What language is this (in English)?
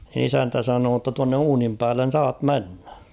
Finnish